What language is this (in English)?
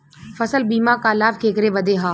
Bhojpuri